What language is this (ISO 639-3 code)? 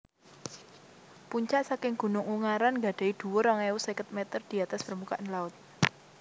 jav